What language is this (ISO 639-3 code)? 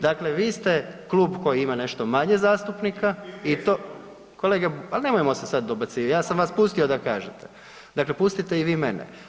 hrv